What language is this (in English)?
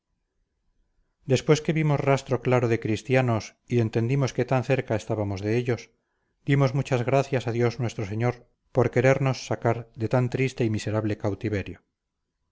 Spanish